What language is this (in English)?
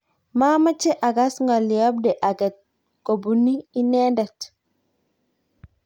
Kalenjin